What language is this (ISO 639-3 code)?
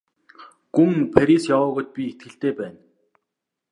mon